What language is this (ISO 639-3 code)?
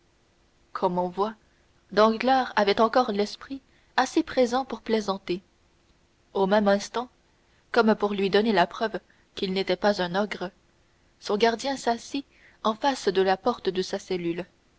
fra